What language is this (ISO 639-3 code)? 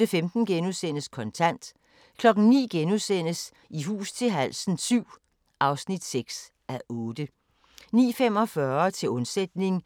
dan